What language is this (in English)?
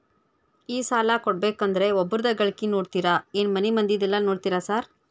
Kannada